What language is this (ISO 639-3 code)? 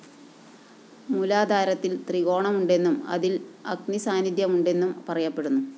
mal